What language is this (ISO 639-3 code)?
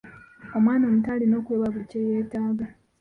lug